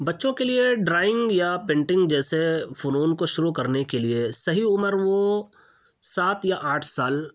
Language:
Urdu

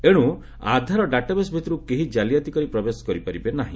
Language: Odia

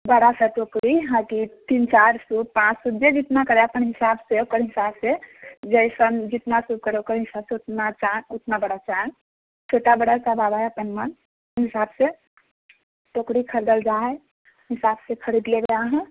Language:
Maithili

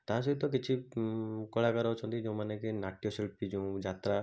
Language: Odia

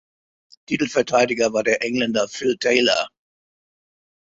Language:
German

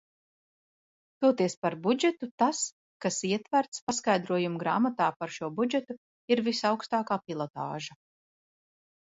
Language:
Latvian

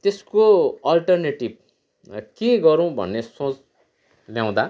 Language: Nepali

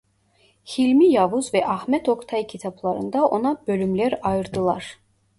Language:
Turkish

